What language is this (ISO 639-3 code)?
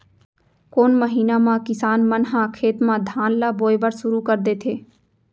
hne